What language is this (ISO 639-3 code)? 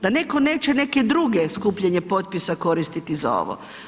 hrv